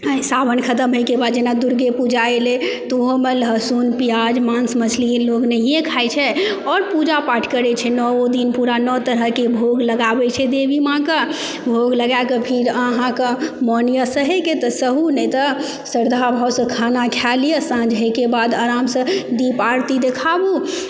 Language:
Maithili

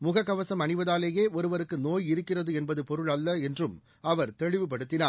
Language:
Tamil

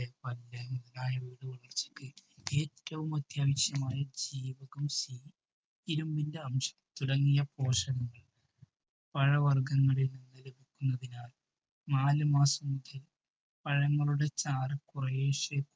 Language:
Malayalam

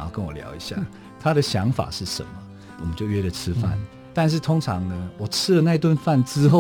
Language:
Chinese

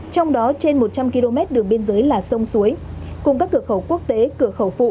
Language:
Vietnamese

